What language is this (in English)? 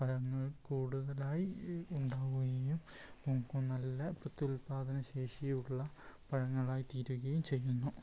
Malayalam